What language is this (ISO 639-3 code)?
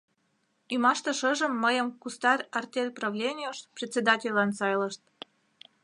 chm